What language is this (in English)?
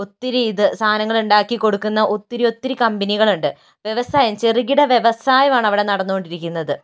Malayalam